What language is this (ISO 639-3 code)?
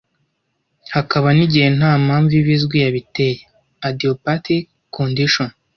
kin